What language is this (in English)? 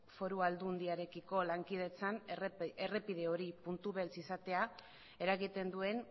Basque